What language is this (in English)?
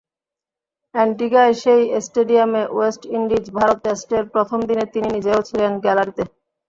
Bangla